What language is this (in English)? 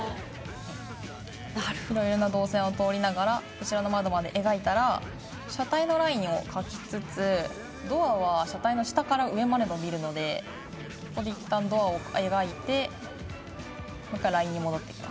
Japanese